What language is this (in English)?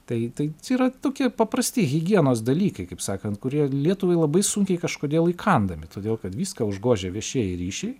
Lithuanian